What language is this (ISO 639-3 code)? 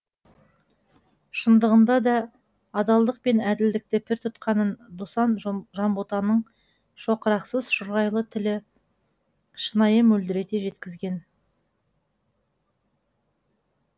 kaz